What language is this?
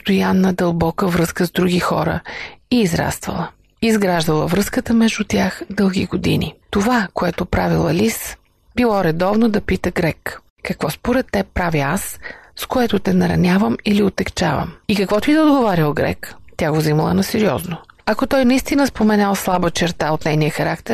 Bulgarian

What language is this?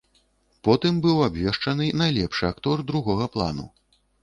Belarusian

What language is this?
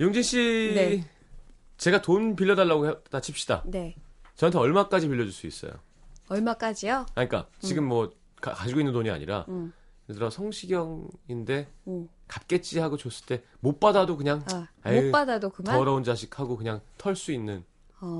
Korean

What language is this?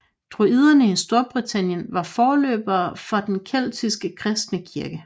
Danish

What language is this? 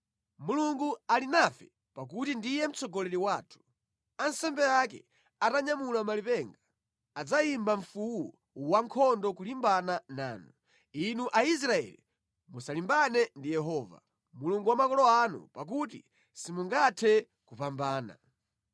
Nyanja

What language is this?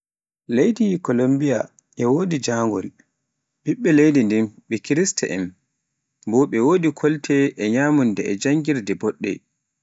Pular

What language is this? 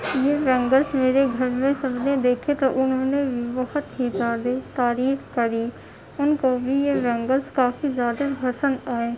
Urdu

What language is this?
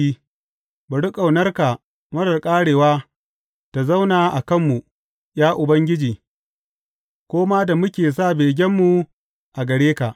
Hausa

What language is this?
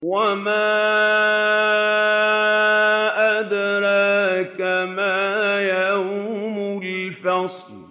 Arabic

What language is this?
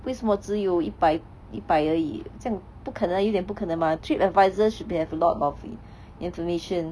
English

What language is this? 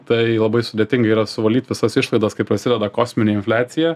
Lithuanian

